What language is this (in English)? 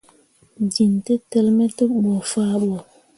Mundang